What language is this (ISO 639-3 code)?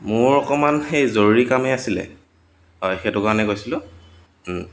asm